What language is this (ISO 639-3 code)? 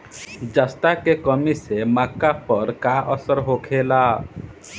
bho